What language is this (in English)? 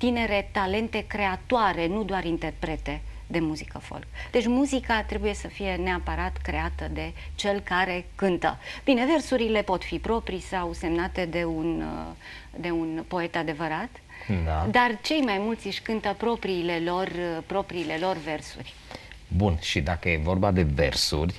Romanian